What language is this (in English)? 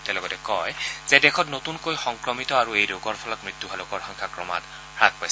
Assamese